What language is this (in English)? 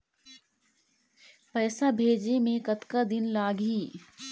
Chhattisgarhi